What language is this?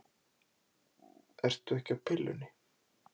Icelandic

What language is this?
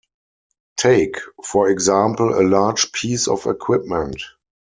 English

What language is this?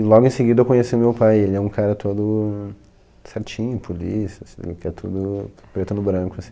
Portuguese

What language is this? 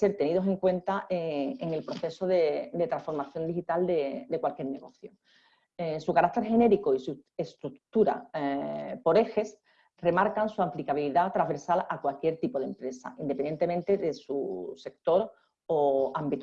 Spanish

